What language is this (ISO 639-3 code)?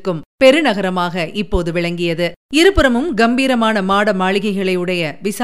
tam